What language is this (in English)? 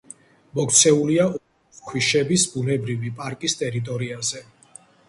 Georgian